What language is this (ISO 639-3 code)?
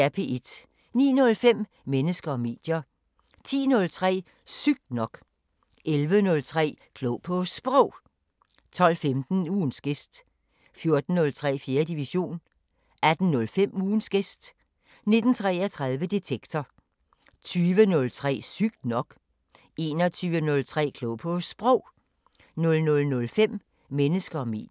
dan